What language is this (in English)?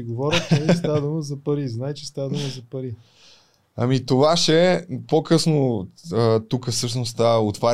Bulgarian